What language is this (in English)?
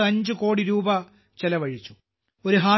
Malayalam